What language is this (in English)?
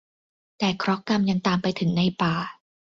Thai